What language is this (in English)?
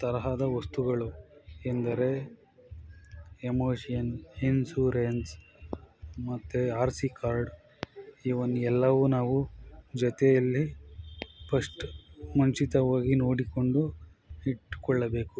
Kannada